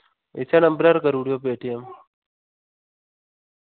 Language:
Dogri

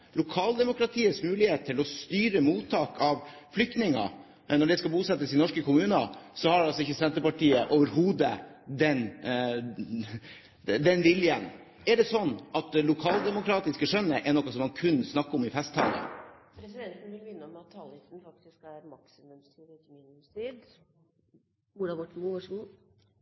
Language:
Norwegian Bokmål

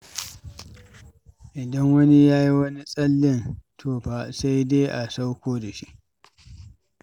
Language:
Hausa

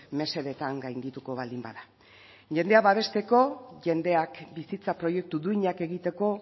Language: Basque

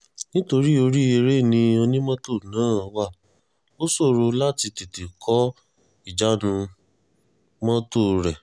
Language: Yoruba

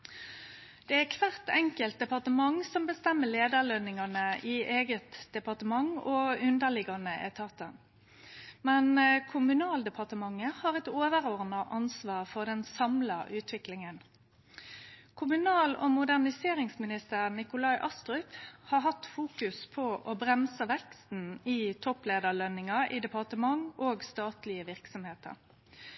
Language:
Norwegian Nynorsk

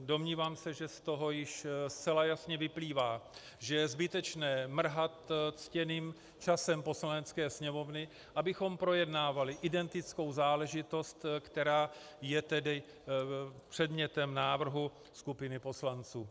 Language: Czech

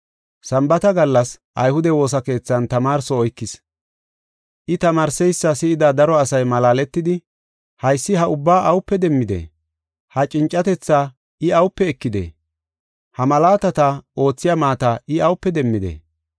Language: Gofa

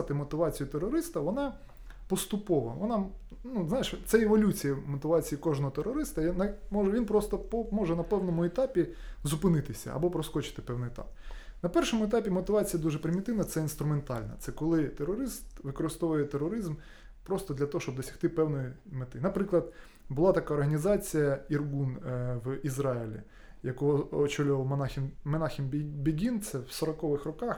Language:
Ukrainian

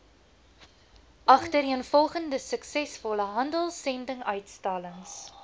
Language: Afrikaans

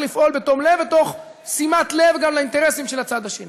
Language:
Hebrew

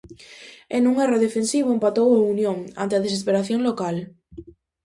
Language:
Galician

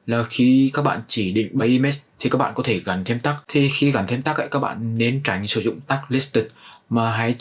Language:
Vietnamese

